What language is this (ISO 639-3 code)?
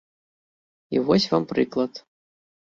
bel